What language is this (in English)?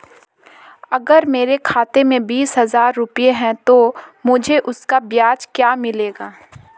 Hindi